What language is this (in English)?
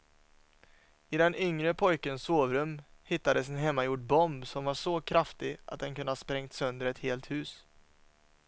Swedish